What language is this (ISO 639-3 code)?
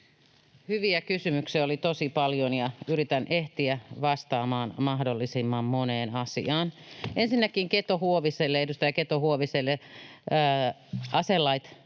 fin